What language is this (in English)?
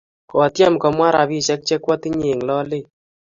Kalenjin